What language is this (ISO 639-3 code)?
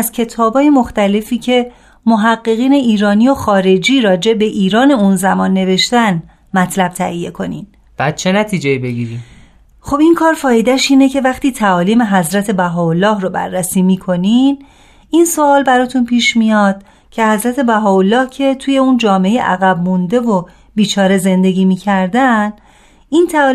fas